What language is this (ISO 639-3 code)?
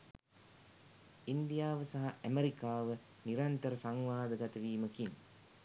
sin